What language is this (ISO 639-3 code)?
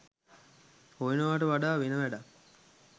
sin